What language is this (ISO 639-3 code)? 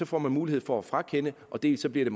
dan